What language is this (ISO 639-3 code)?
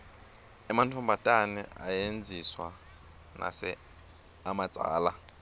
ssw